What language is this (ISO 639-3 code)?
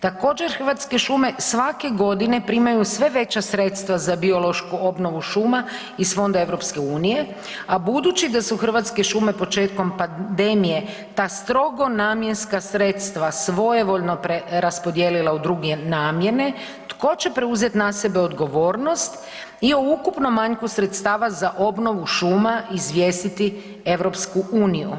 hrv